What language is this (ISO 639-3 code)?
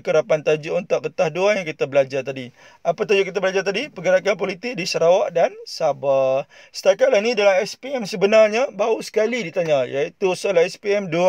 msa